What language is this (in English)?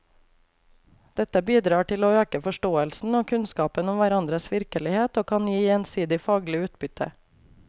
Norwegian